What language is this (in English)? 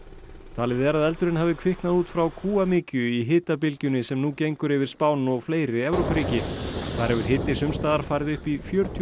Icelandic